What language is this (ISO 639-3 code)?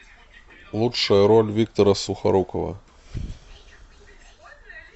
rus